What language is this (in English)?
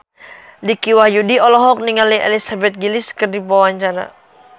Sundanese